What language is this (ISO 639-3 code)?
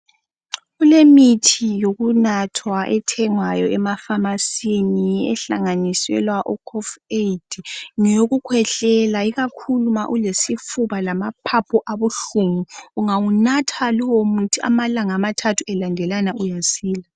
nde